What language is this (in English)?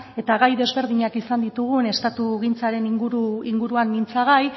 Basque